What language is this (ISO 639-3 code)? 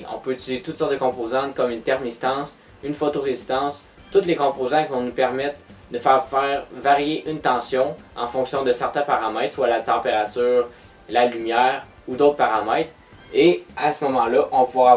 fra